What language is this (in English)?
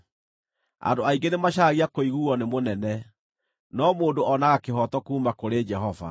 Kikuyu